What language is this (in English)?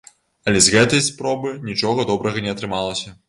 Belarusian